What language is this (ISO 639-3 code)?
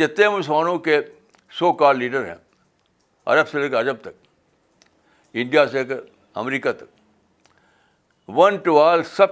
urd